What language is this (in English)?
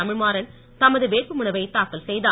Tamil